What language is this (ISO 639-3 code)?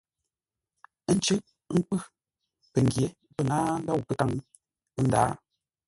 nla